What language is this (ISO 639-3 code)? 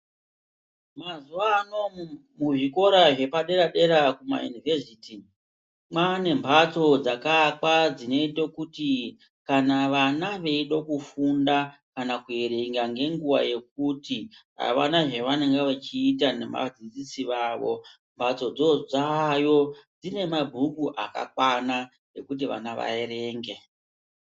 ndc